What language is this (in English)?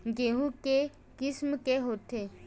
Chhattisgarhi